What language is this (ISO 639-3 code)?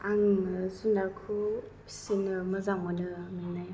brx